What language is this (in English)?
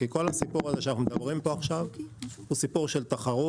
Hebrew